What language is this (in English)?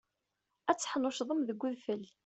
Kabyle